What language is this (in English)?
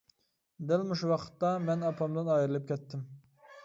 Uyghur